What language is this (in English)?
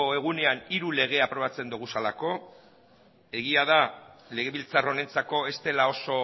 Basque